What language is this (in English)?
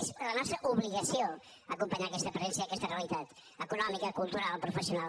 Catalan